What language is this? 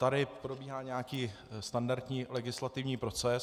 Czech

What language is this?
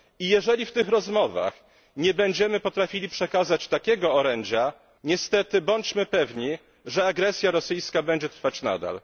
Polish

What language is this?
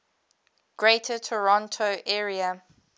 English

